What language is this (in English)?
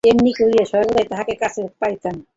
Bangla